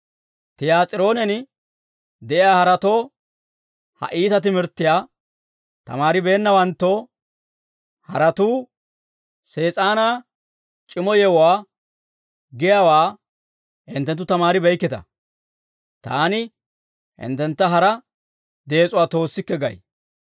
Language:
Dawro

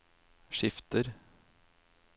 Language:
Norwegian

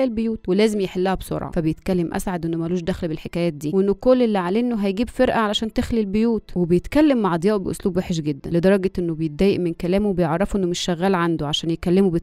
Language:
Arabic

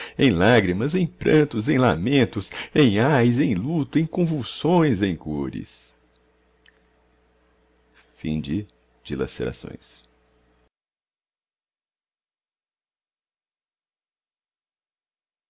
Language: Portuguese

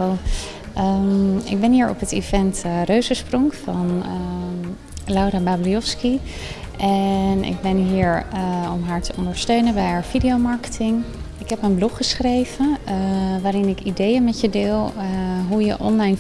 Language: Dutch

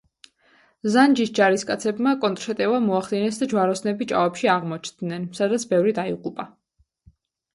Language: Georgian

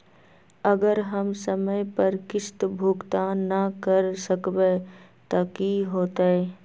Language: Magahi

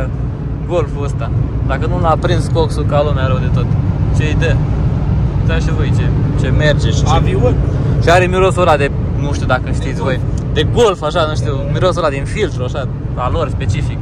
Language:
Romanian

